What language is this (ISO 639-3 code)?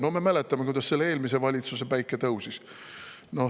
est